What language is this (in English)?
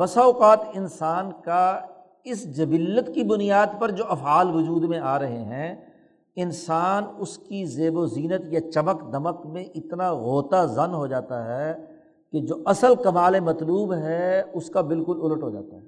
Urdu